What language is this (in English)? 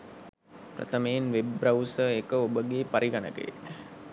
Sinhala